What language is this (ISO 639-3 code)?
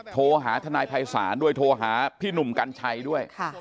tha